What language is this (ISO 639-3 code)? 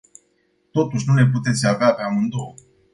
ron